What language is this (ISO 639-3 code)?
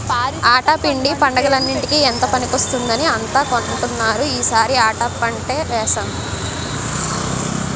tel